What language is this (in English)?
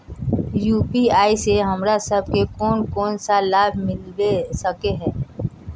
Magahi